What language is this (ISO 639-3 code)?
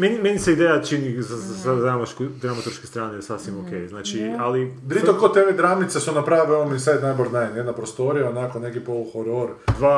hrv